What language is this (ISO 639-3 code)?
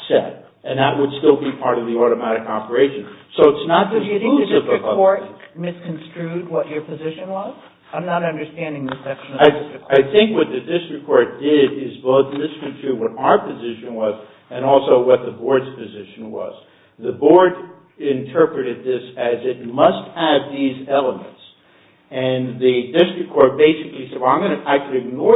eng